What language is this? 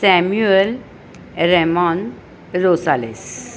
Marathi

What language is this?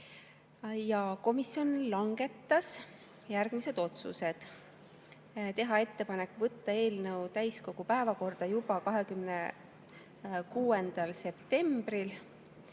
Estonian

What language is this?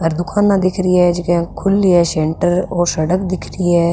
Rajasthani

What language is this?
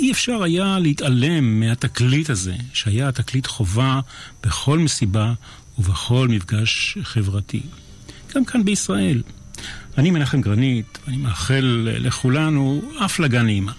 Hebrew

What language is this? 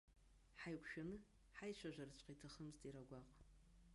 Abkhazian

